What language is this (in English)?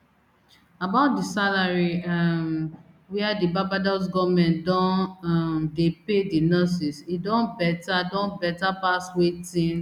Nigerian Pidgin